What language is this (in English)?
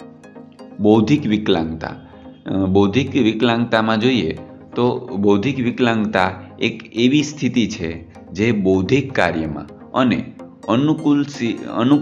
Gujarati